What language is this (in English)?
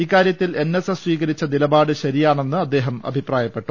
Malayalam